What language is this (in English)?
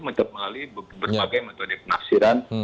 Indonesian